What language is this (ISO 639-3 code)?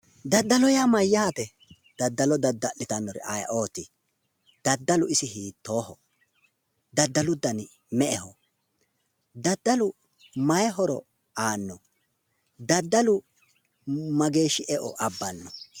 sid